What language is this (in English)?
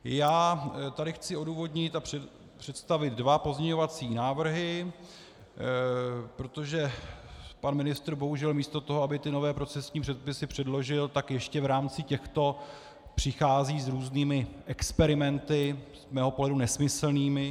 Czech